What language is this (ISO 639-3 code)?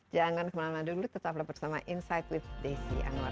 ind